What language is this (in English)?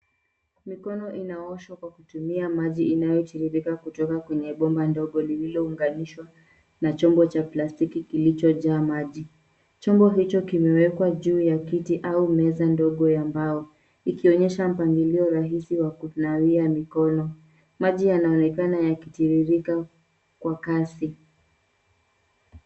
Swahili